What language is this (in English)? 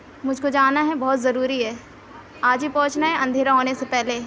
Urdu